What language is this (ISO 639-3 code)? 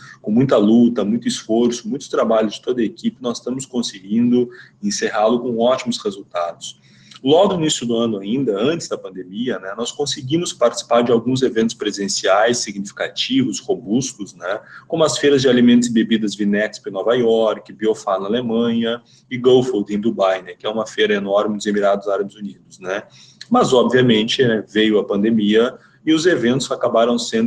por